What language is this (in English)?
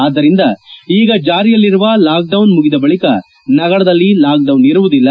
Kannada